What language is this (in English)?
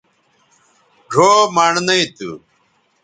Bateri